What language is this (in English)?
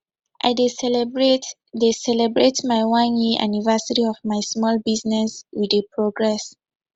Nigerian Pidgin